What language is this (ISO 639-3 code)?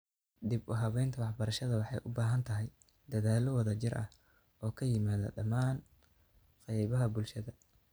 som